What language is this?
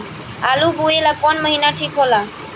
Bhojpuri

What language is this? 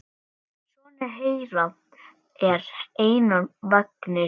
Icelandic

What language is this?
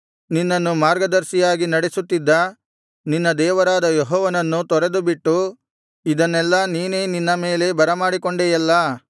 Kannada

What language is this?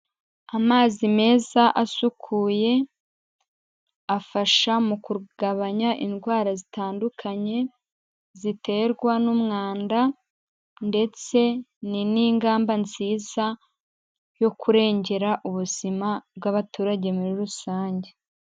Kinyarwanda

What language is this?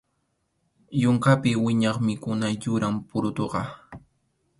Arequipa-La Unión Quechua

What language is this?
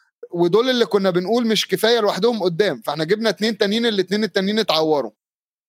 Arabic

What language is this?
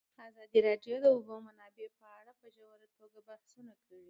Pashto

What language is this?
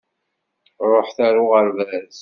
Kabyle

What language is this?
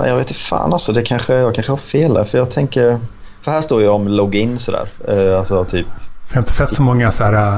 Swedish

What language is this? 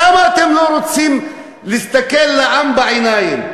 Hebrew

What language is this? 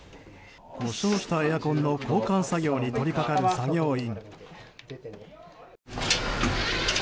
Japanese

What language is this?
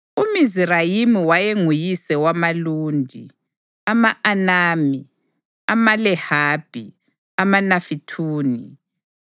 North Ndebele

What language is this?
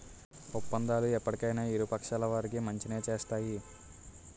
Telugu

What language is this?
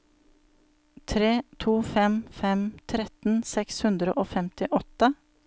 Norwegian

